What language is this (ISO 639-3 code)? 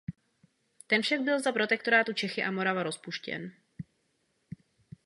ces